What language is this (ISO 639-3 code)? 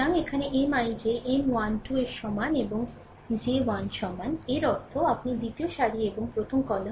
ben